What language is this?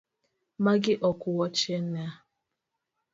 Luo (Kenya and Tanzania)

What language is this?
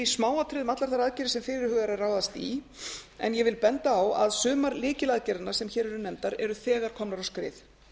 Icelandic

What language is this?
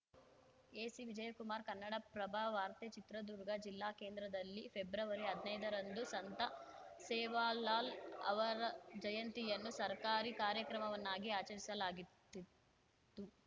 Kannada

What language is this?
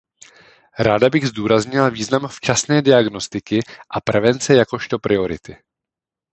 Czech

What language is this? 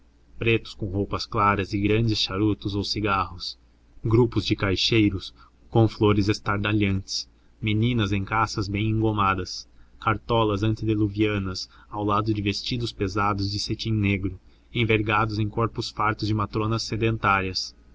Portuguese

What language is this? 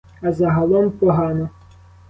Ukrainian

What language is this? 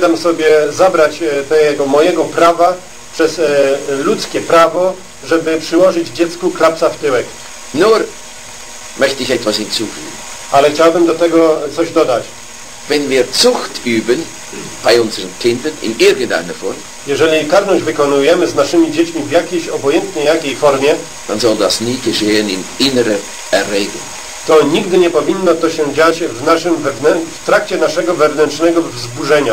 Polish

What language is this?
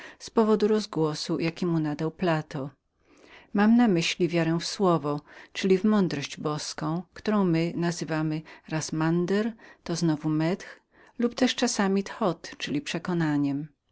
Polish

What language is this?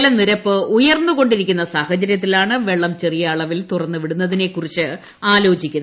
Malayalam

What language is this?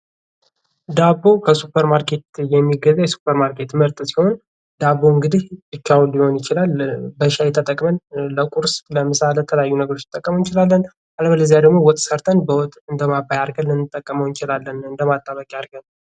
Amharic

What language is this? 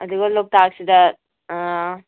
Manipuri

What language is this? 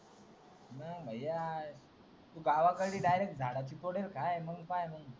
Marathi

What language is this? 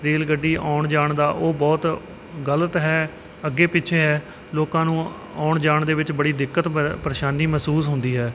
Punjabi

